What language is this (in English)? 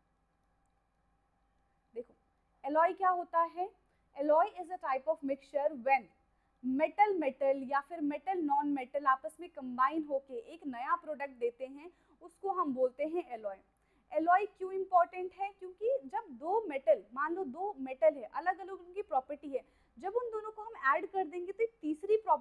Hindi